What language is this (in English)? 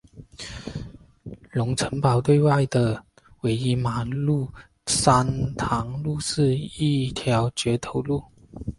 Chinese